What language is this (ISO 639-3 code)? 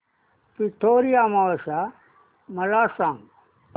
mar